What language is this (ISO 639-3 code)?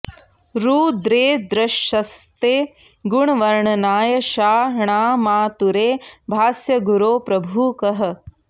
san